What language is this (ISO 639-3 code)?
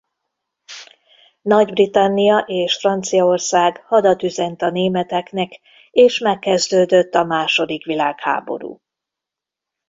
hun